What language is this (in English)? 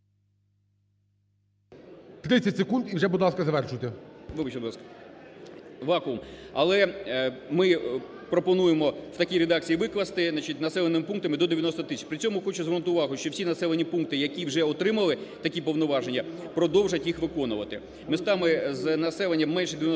Ukrainian